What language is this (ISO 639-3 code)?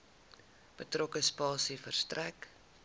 afr